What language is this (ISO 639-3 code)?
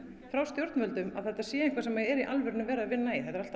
isl